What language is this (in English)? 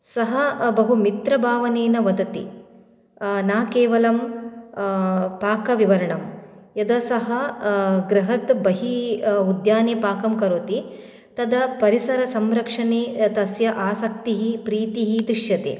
Sanskrit